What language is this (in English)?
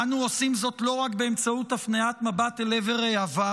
Hebrew